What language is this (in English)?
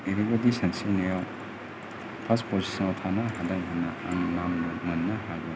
Bodo